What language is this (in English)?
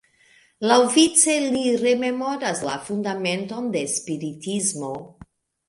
Esperanto